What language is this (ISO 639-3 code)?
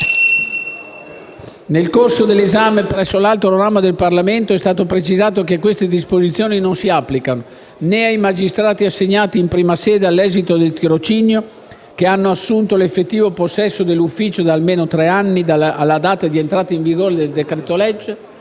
ita